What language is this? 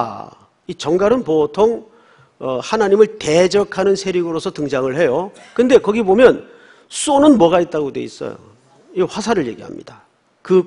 Korean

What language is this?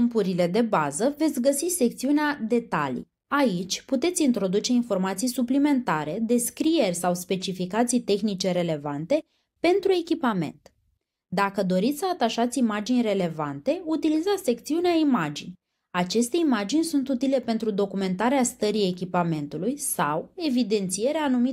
Romanian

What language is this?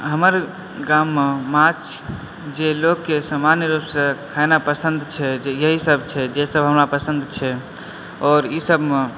Maithili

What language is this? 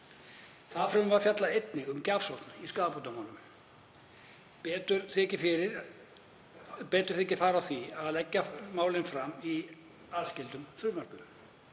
Icelandic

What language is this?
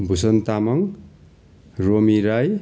Nepali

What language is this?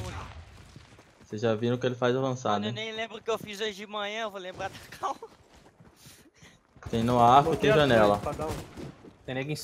Portuguese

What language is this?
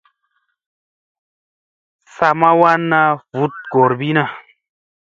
Musey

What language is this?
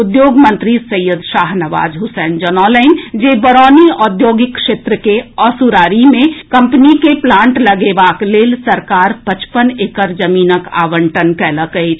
Maithili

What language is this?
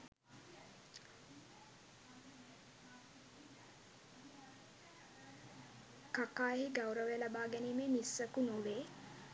Sinhala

